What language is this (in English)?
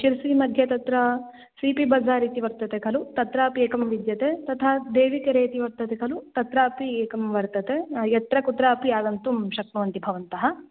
Sanskrit